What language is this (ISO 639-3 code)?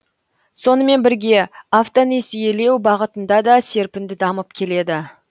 kaz